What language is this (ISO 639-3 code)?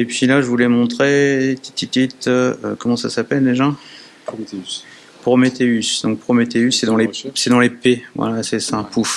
fra